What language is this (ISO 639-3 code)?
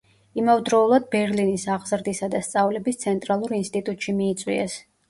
kat